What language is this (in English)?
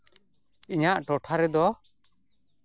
Santali